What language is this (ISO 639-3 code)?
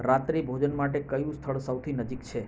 guj